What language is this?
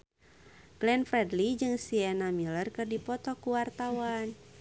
Sundanese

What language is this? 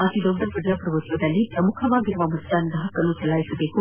Kannada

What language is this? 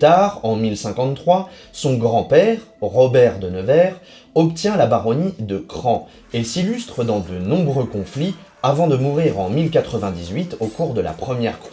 French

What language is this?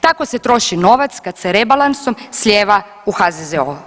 Croatian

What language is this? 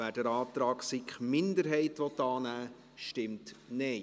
Swiss German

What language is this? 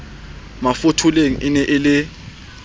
Southern Sotho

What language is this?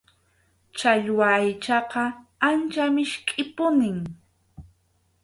Arequipa-La Unión Quechua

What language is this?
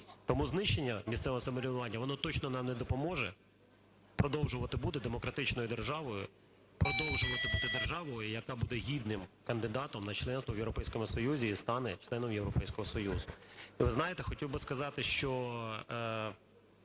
Ukrainian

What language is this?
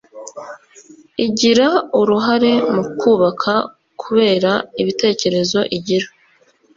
Kinyarwanda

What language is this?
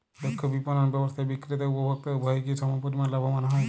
Bangla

